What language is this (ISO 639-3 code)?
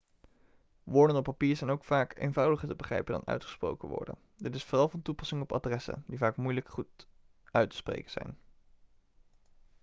nld